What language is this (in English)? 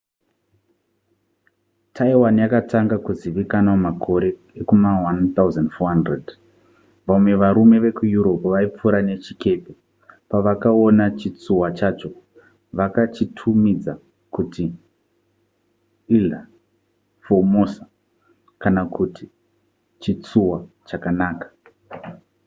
Shona